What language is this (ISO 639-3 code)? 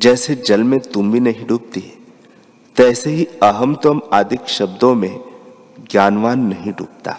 hin